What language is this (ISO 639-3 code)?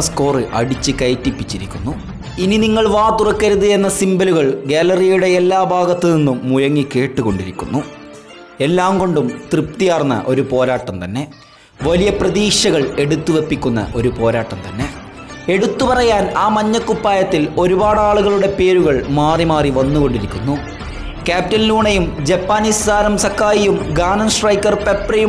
ron